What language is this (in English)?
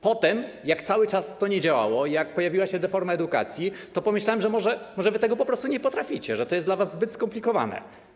Polish